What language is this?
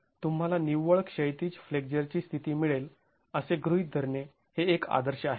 Marathi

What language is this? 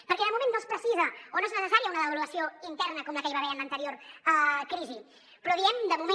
Catalan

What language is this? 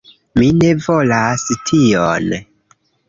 Esperanto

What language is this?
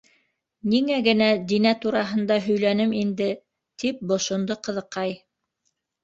Bashkir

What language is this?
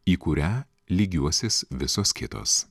Lithuanian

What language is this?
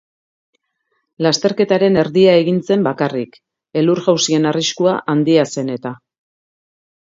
Basque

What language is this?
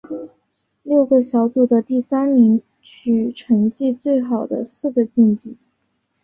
Chinese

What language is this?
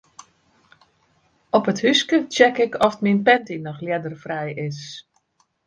Western Frisian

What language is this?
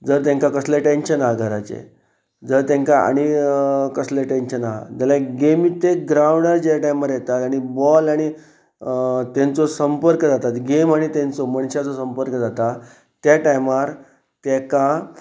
Konkani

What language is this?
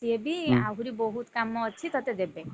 Odia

